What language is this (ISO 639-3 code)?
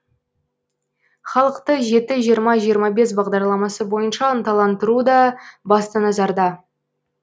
kaz